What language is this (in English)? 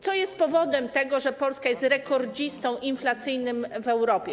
Polish